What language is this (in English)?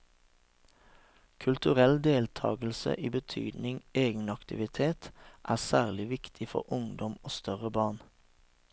Norwegian